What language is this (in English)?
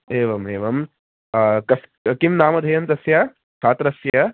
Sanskrit